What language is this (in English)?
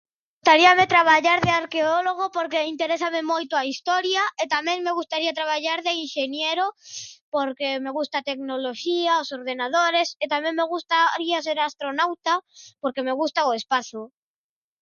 Galician